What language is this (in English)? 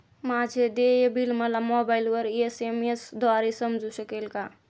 Marathi